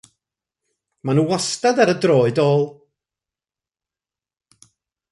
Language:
Welsh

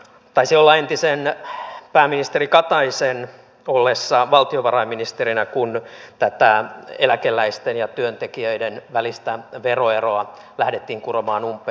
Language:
Finnish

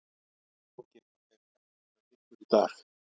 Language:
Icelandic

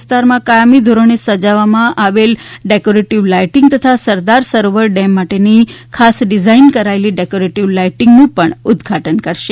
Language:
Gujarati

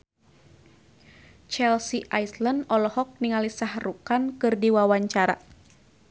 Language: Sundanese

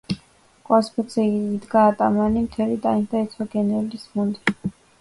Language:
Georgian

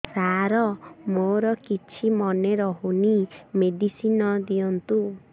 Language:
Odia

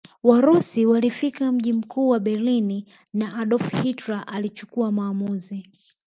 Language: Swahili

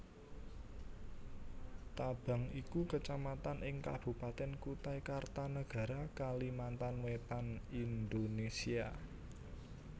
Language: Javanese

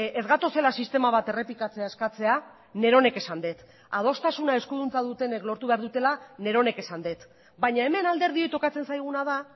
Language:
Basque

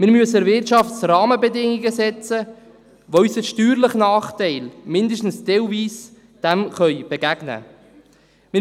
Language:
Swiss German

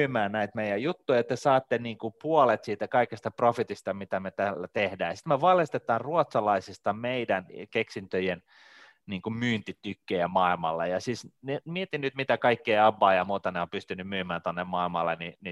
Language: Finnish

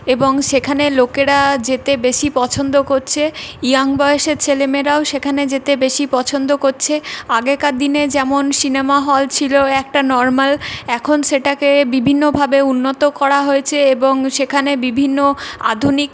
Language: Bangla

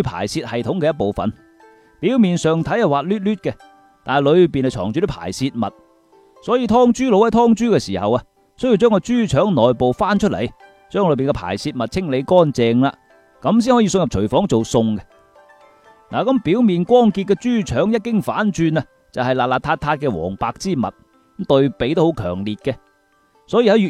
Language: Chinese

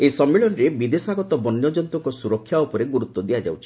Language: Odia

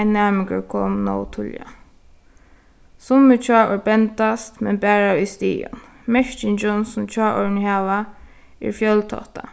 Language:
Faroese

